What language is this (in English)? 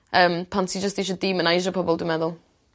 Welsh